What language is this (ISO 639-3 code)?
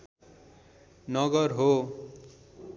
nep